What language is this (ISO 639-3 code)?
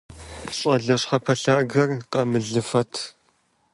kbd